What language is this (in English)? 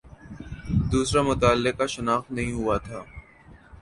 Urdu